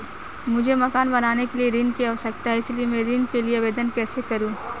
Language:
Hindi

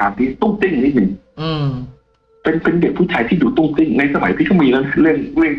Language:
Thai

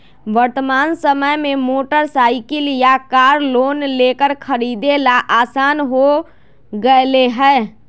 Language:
Magahi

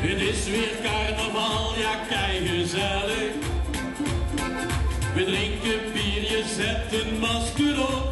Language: Dutch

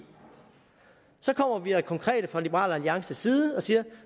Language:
Danish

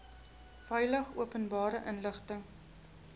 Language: Afrikaans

